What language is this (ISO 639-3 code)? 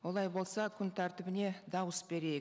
kaz